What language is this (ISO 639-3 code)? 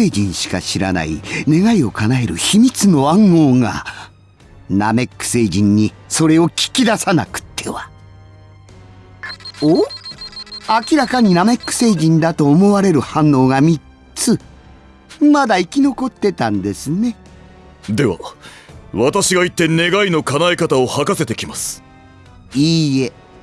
jpn